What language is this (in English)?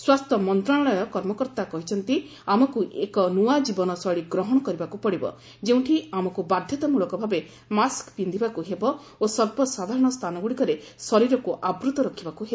Odia